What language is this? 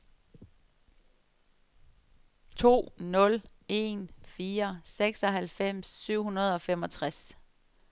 Danish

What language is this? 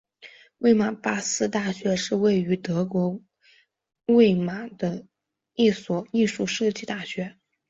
Chinese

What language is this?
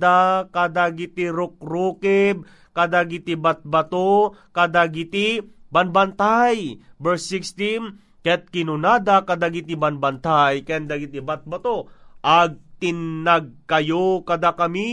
Filipino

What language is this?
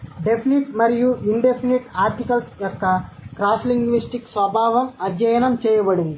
Telugu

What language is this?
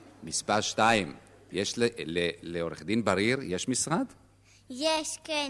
Hebrew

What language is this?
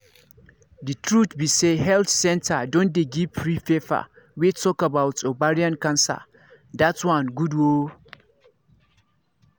Nigerian Pidgin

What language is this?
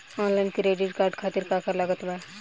Bhojpuri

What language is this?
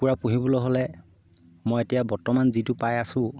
Assamese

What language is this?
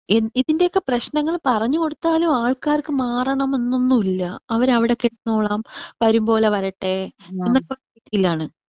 Malayalam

